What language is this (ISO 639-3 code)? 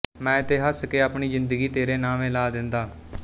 pan